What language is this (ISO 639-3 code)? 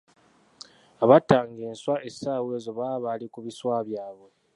lug